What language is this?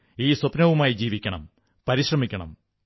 Malayalam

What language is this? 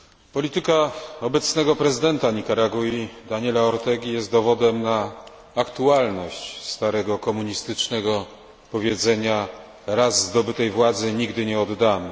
Polish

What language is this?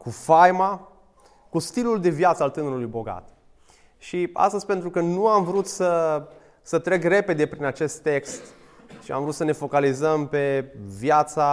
Romanian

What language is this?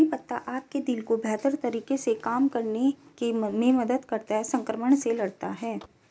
Hindi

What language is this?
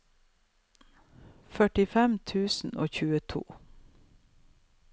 Norwegian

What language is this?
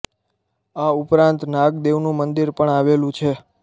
Gujarati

